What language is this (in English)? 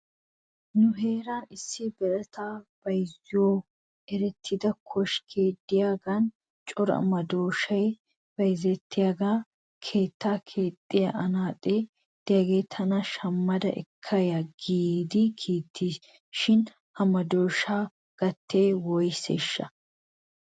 Wolaytta